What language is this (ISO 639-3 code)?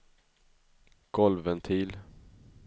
swe